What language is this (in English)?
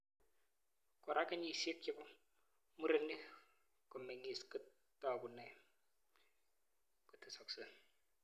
Kalenjin